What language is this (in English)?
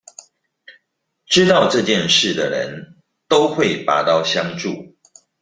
Chinese